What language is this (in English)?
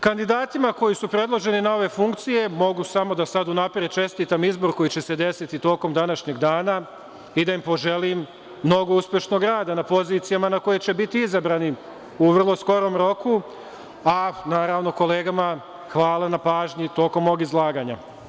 Serbian